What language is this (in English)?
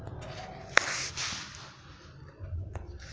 Hindi